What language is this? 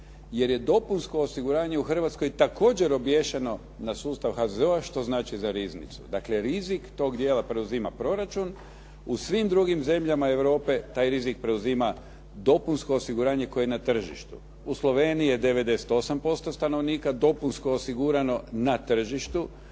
Croatian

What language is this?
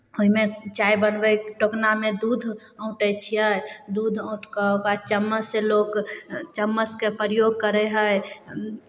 Maithili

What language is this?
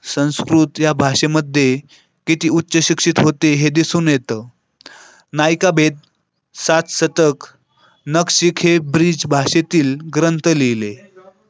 Marathi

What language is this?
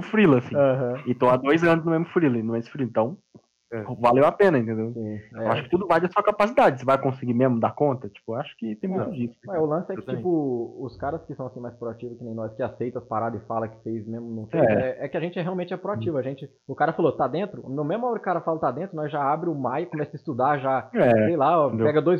Portuguese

